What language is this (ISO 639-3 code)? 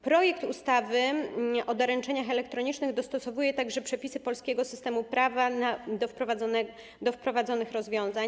pol